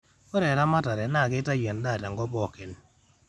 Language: Masai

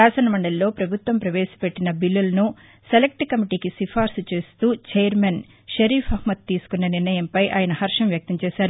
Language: Telugu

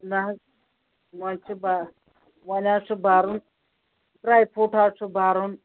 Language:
Kashmiri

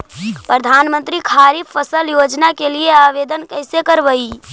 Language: Magahi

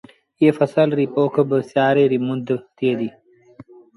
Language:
Sindhi Bhil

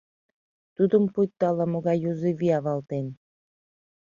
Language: Mari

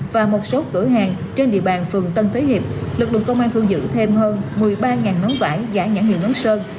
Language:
Vietnamese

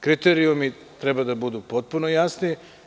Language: Serbian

